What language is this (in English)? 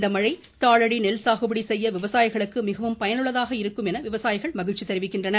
Tamil